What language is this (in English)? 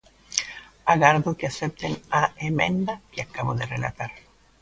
Galician